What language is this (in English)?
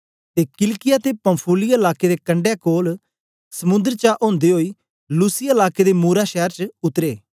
Dogri